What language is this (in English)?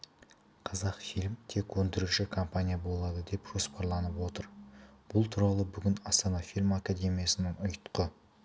Kazakh